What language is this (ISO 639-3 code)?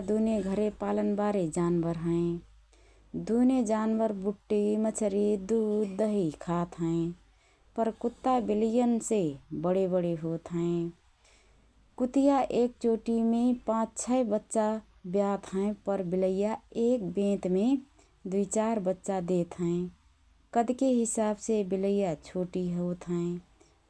thr